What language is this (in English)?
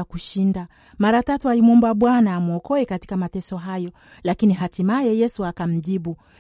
Swahili